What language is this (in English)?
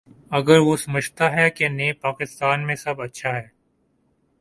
Urdu